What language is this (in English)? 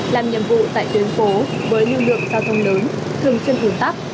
Vietnamese